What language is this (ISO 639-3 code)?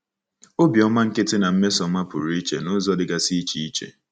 ibo